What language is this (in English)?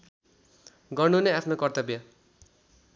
Nepali